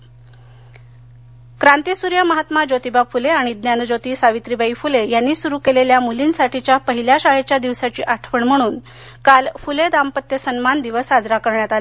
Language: Marathi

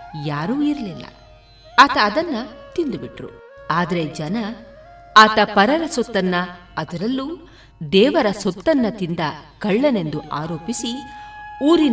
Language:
Kannada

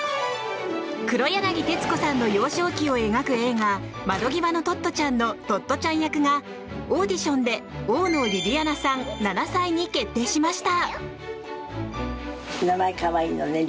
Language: Japanese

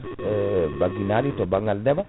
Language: Fula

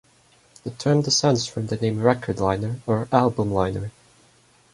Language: English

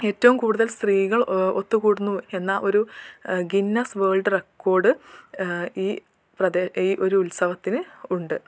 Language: Malayalam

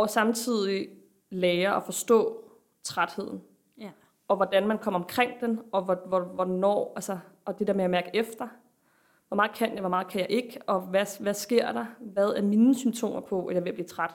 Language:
Danish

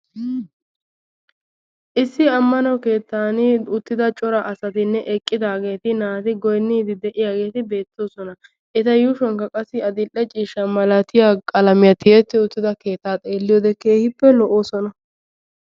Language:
Wolaytta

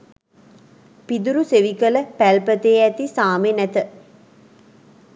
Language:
Sinhala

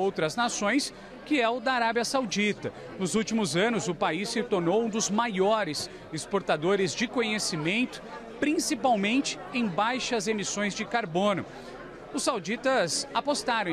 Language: Portuguese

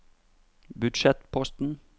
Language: Norwegian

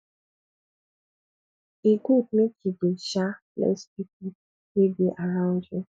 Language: Nigerian Pidgin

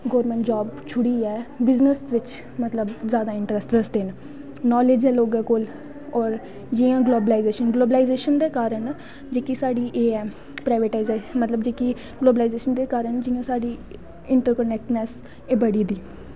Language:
Dogri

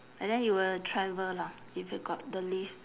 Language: English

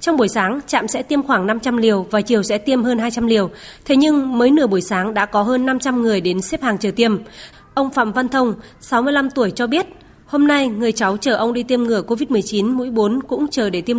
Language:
Vietnamese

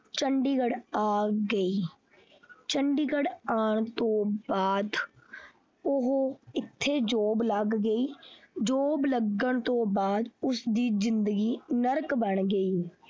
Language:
Punjabi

